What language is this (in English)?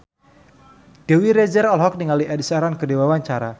Sundanese